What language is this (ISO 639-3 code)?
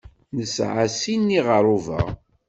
kab